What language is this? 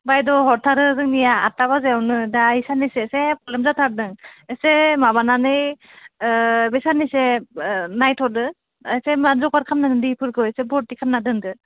Bodo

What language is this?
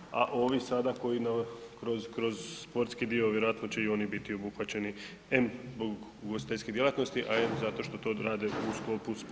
Croatian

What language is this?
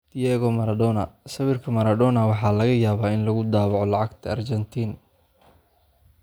Somali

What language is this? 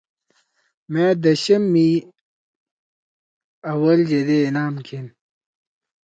Torwali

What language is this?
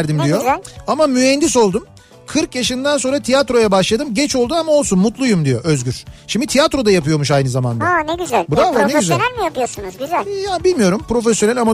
Turkish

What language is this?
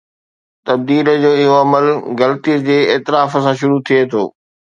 Sindhi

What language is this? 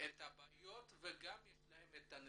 Hebrew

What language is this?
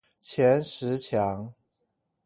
Chinese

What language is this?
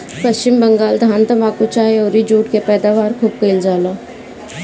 Bhojpuri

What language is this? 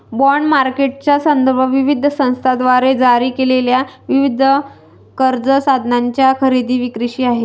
Marathi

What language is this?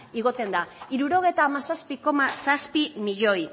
Basque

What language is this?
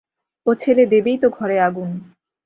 Bangla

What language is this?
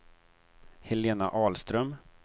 Swedish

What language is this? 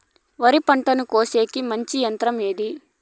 Telugu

